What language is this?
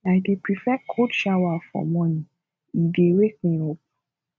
Nigerian Pidgin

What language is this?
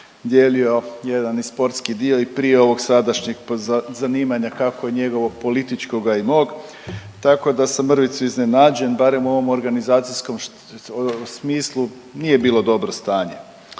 Croatian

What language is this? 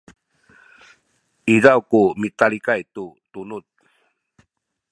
Sakizaya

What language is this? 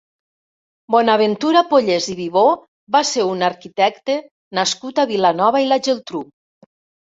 Catalan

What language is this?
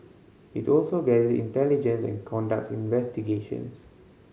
English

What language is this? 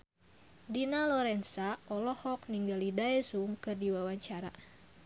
Sundanese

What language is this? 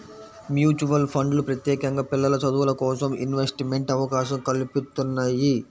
Telugu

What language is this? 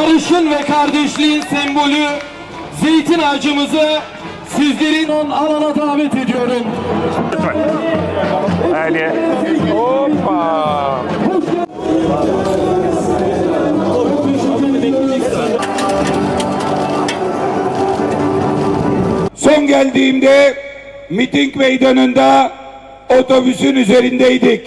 Turkish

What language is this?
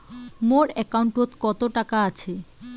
Bangla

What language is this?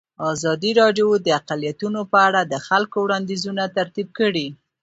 Pashto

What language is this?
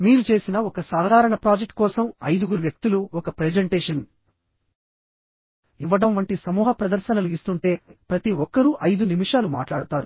Telugu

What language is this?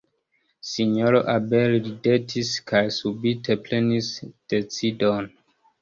Esperanto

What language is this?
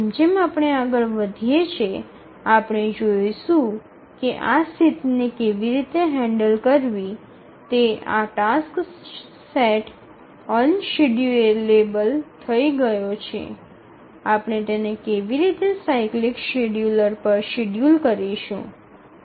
Gujarati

